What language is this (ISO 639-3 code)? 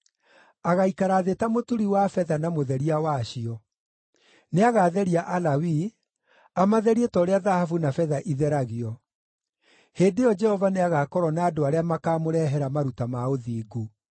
kik